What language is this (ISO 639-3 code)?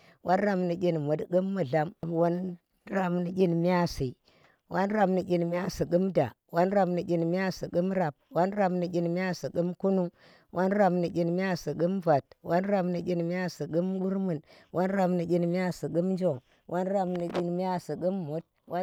ttr